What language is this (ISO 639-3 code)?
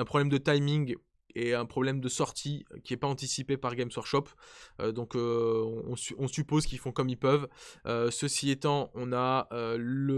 fra